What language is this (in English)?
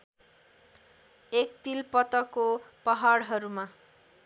Nepali